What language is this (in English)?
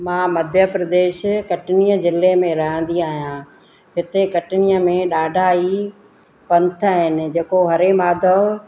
Sindhi